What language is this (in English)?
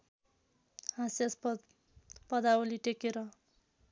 Nepali